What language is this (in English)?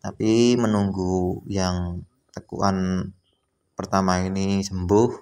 Indonesian